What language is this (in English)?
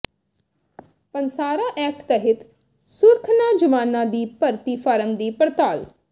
Punjabi